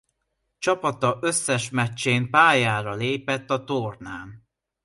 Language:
Hungarian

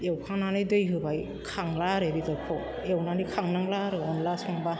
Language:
Bodo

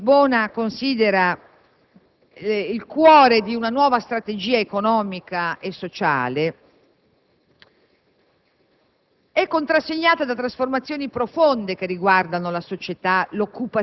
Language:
Italian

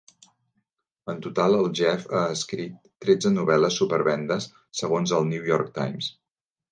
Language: Catalan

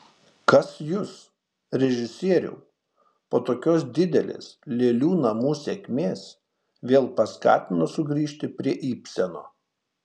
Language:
Lithuanian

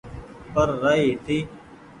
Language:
Goaria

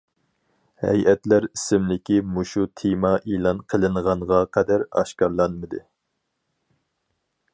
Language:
Uyghur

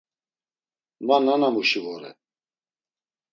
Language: Laz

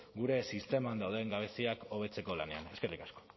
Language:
Basque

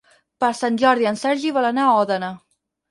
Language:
Catalan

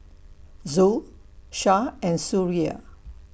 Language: English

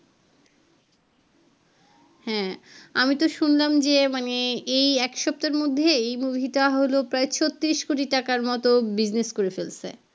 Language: Bangla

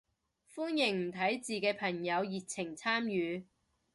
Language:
Cantonese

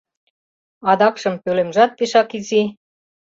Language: Mari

